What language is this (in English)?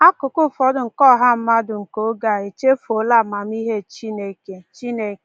Igbo